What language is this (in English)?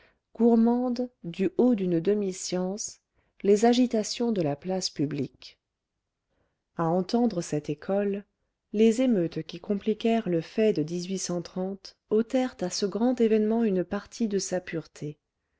French